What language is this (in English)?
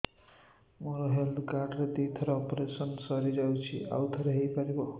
Odia